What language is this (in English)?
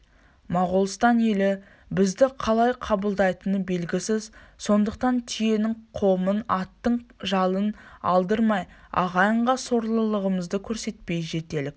Kazakh